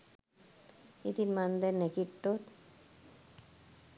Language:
Sinhala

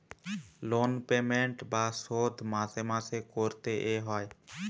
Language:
Bangla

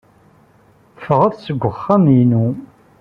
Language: Kabyle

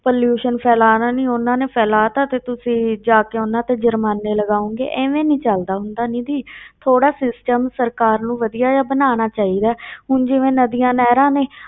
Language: Punjabi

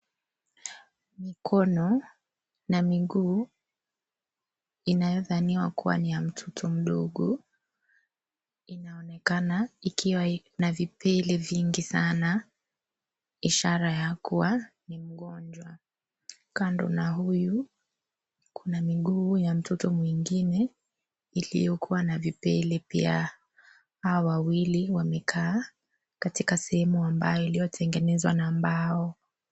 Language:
Swahili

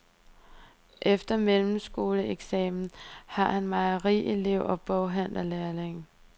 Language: Danish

